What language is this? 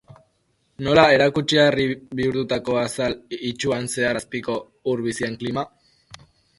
Basque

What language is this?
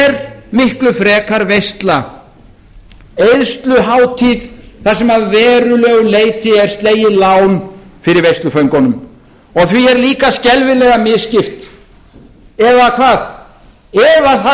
Icelandic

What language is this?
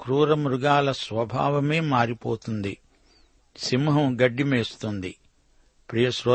Telugu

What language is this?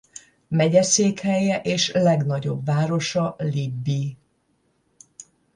Hungarian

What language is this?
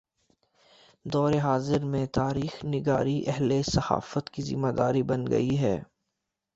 Urdu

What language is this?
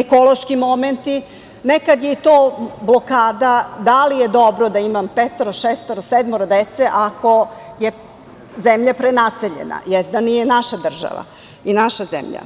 Serbian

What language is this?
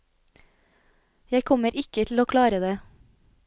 Norwegian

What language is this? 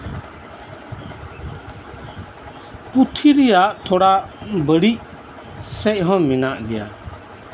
Santali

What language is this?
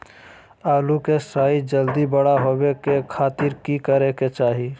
Magahi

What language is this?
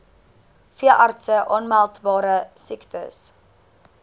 Afrikaans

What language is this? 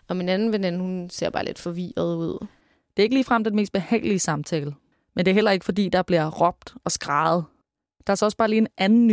Danish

